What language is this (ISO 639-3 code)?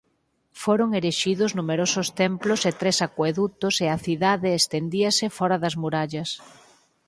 glg